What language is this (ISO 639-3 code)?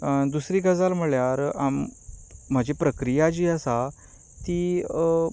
kok